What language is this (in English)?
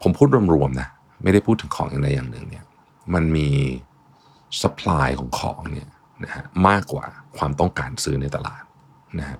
Thai